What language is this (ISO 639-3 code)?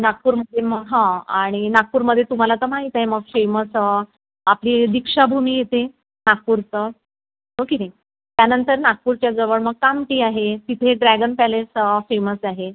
mar